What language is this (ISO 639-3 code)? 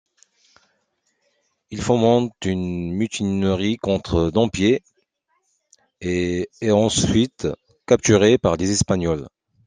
fra